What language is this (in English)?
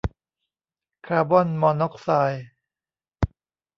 Thai